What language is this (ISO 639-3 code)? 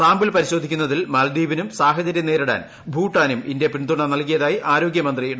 mal